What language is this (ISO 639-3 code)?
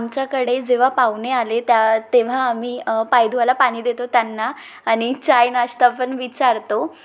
mar